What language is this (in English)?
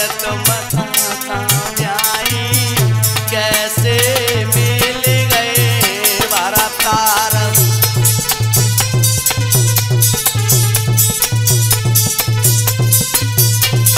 Hindi